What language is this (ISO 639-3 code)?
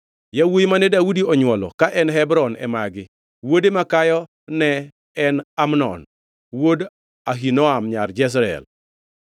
luo